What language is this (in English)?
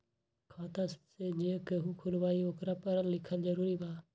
Magahi